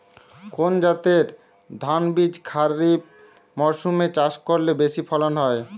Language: Bangla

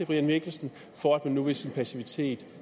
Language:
Danish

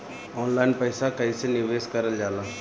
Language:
Bhojpuri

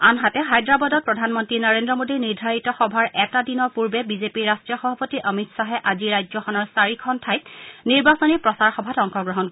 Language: Assamese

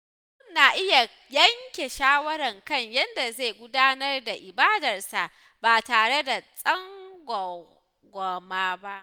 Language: Hausa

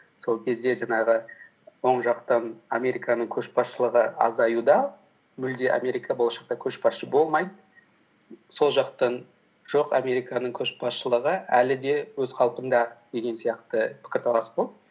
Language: Kazakh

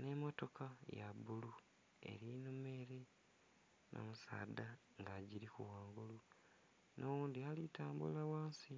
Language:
Soga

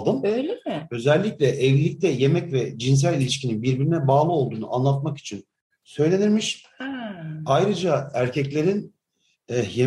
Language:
Turkish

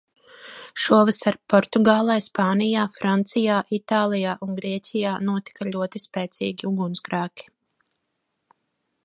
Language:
Latvian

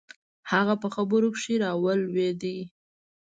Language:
Pashto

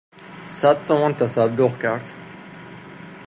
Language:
Persian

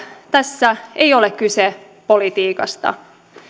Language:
Finnish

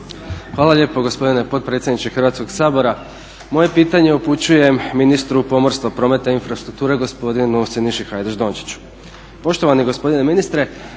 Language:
Croatian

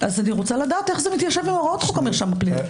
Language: Hebrew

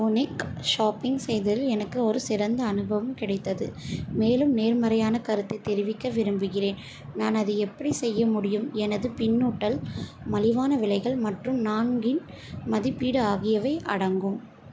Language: Tamil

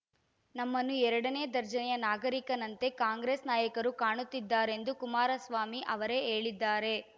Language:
Kannada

